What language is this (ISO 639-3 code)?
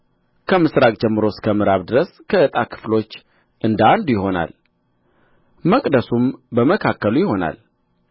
amh